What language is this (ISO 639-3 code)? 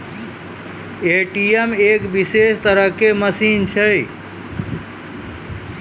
mai